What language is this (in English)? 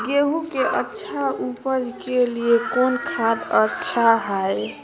Magahi